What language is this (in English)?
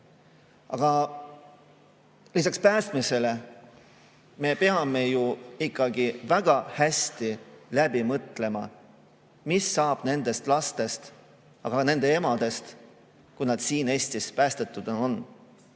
Estonian